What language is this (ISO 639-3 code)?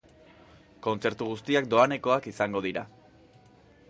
eus